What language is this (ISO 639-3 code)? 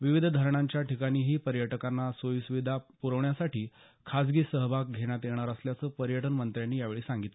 mar